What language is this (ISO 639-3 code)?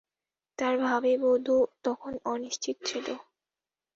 ben